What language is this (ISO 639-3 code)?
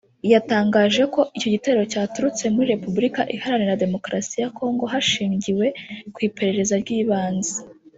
kin